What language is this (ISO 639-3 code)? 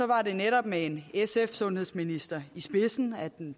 dan